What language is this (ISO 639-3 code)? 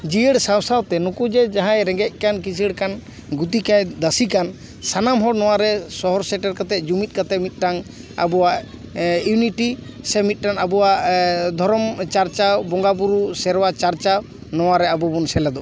sat